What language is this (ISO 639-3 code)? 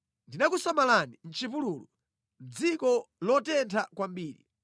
nya